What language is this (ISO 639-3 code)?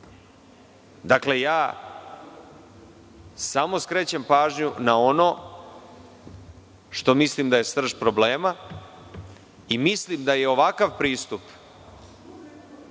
srp